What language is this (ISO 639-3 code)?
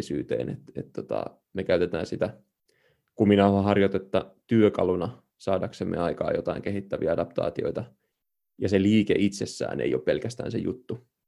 fin